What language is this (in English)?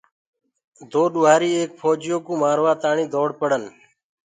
Gurgula